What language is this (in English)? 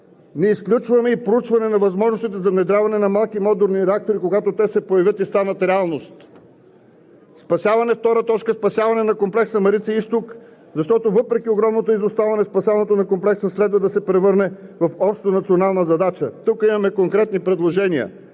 Bulgarian